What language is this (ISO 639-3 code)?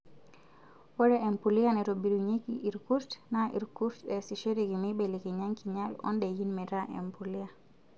mas